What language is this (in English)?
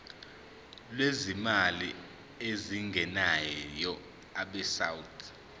Zulu